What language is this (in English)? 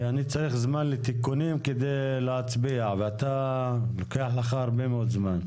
Hebrew